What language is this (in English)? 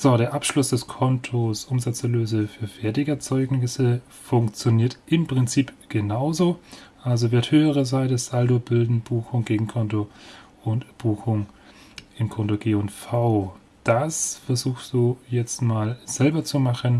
German